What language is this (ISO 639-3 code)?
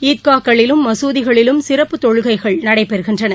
tam